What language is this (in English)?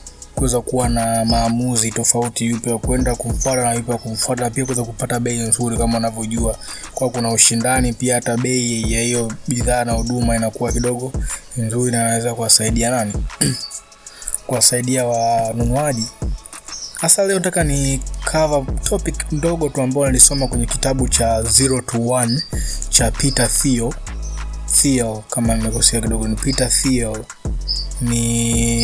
Swahili